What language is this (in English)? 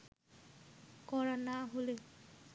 Bangla